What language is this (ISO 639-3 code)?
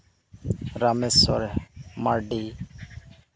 sat